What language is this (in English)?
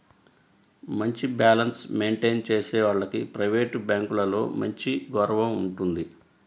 Telugu